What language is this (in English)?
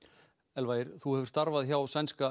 Icelandic